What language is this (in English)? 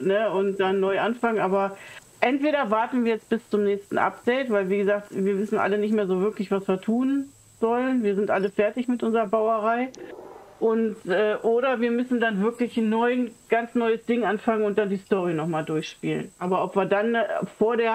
German